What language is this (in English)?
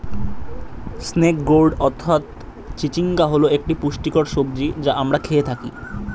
Bangla